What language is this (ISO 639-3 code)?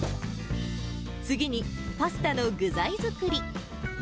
jpn